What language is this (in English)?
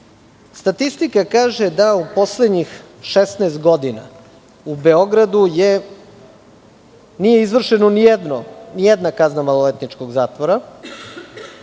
Serbian